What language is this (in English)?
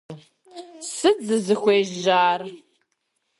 Kabardian